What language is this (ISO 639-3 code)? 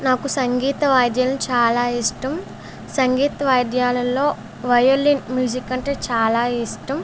tel